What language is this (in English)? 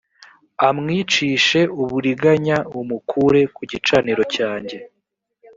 Kinyarwanda